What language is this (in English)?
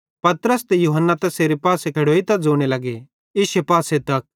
Bhadrawahi